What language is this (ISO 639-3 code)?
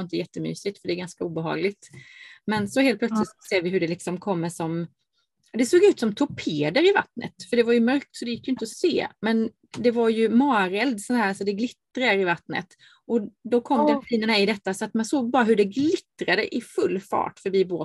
swe